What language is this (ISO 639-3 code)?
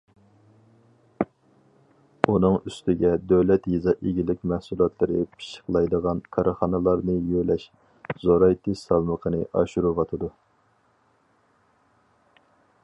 uig